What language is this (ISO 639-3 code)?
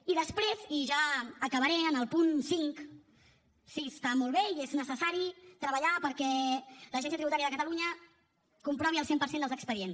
cat